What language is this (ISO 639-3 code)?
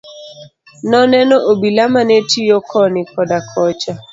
luo